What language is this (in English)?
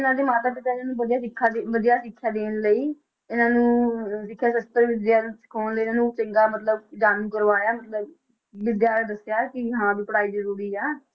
Punjabi